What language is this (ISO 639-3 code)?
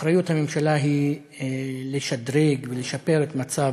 heb